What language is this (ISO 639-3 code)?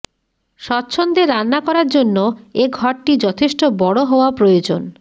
ben